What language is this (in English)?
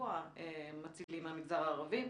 Hebrew